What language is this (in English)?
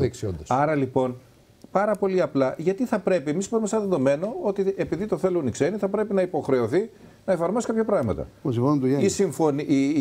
Greek